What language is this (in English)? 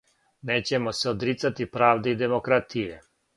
Serbian